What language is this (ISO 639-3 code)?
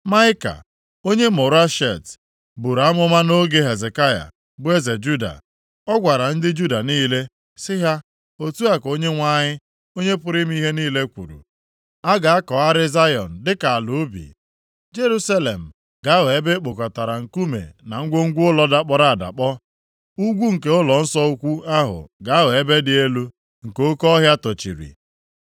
ibo